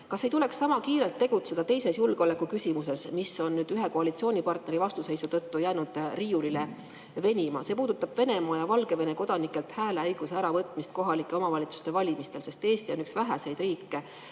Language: Estonian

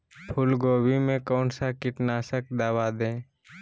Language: Magahi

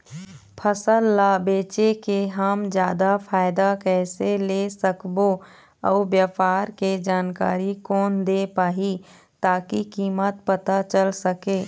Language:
Chhattisgarhi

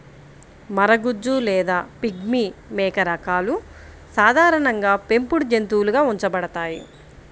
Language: Telugu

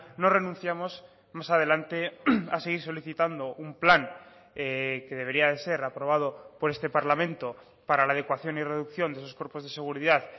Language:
Spanish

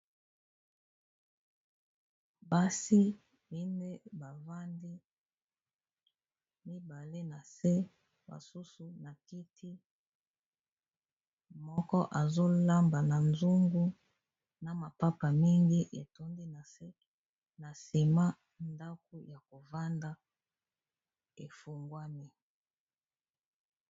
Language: Lingala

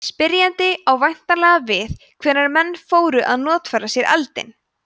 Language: Icelandic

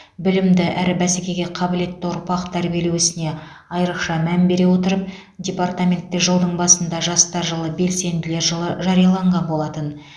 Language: Kazakh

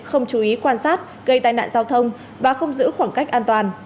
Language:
Vietnamese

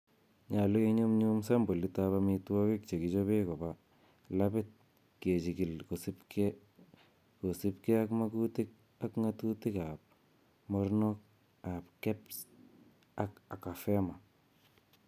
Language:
Kalenjin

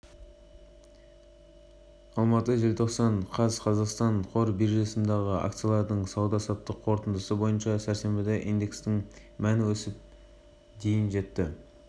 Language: Kazakh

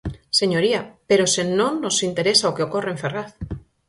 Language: Galician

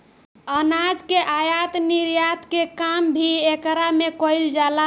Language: Bhojpuri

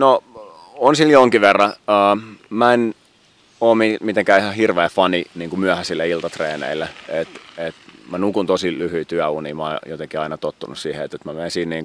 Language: Finnish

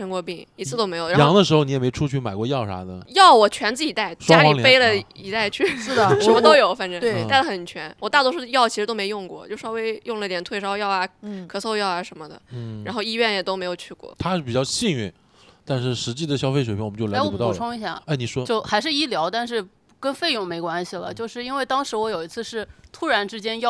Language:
Chinese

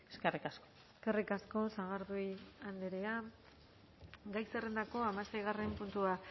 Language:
Basque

